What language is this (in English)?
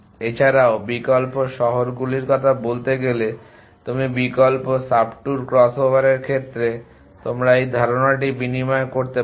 Bangla